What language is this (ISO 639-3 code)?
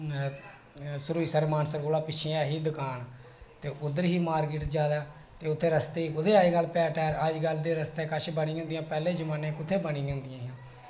doi